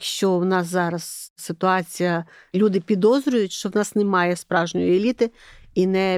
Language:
Ukrainian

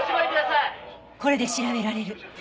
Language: Japanese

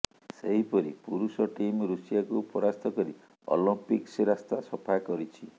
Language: Odia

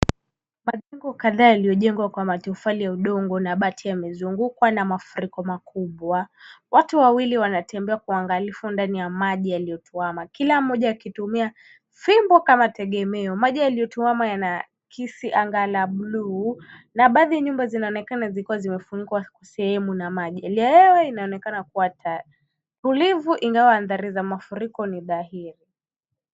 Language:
Swahili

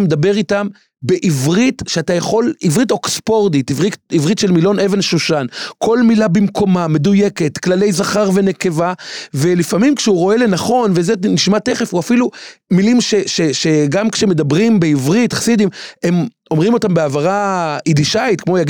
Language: Hebrew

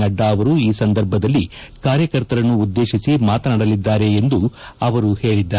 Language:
Kannada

